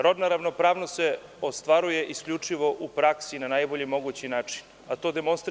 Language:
Serbian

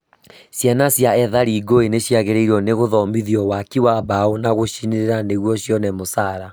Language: Kikuyu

